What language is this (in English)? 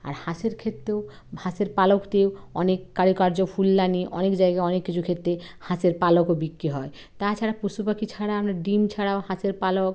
Bangla